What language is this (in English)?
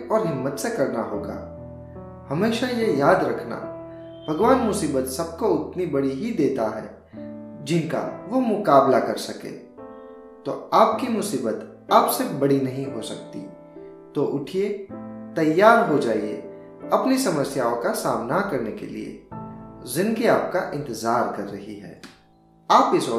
Hindi